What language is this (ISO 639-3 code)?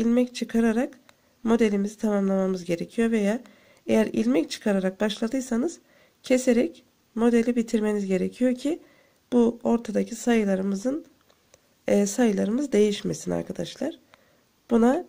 tur